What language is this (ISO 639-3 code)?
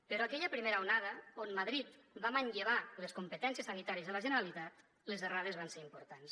cat